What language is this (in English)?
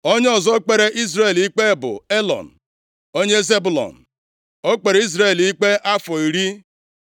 Igbo